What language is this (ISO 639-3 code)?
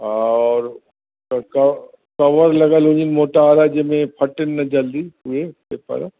snd